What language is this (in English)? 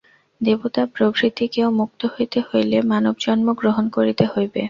Bangla